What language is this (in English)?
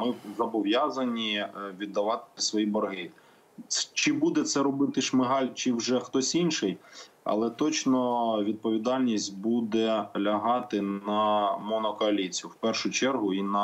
Ukrainian